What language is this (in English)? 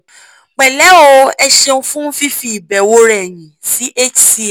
Yoruba